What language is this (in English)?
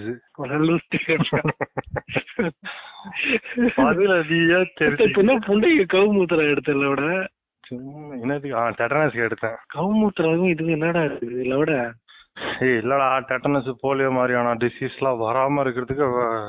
Tamil